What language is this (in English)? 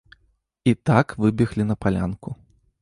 Belarusian